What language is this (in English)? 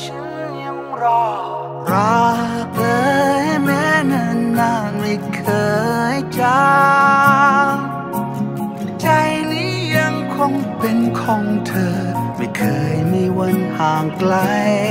Thai